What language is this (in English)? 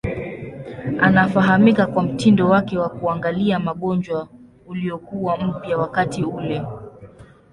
Swahili